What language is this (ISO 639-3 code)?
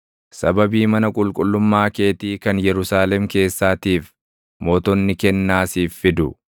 orm